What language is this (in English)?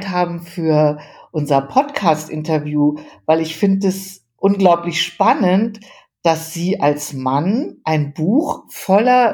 German